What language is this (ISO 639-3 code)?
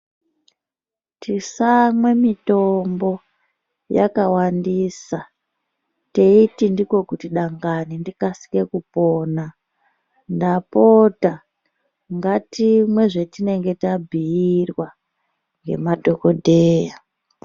ndc